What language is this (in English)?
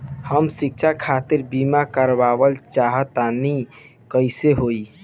Bhojpuri